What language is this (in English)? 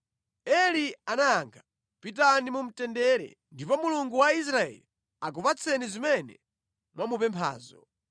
Nyanja